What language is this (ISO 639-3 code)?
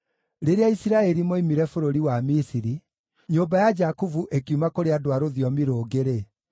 kik